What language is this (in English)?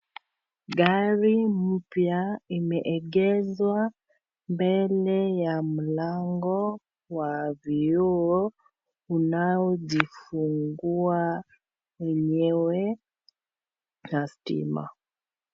Swahili